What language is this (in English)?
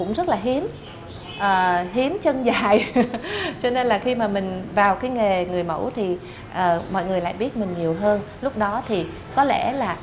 Vietnamese